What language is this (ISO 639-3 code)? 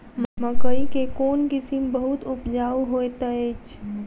mai